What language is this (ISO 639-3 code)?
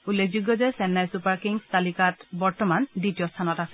asm